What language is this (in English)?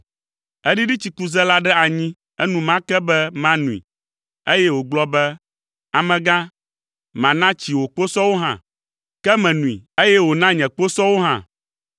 Ewe